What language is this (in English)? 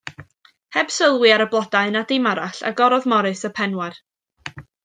Welsh